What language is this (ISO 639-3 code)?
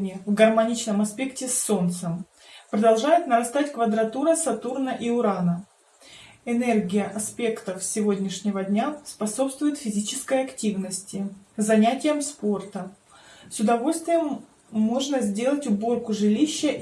rus